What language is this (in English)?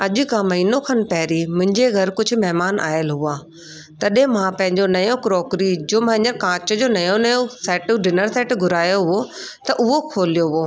Sindhi